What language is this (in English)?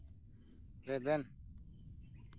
Santali